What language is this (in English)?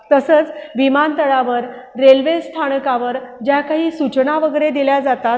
Marathi